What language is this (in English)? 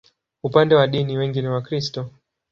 Swahili